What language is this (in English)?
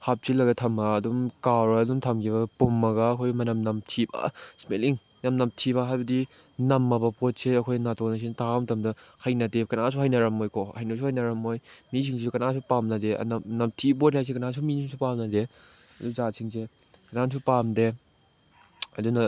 Manipuri